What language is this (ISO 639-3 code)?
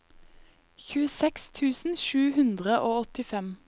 nor